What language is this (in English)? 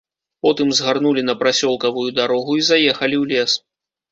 Belarusian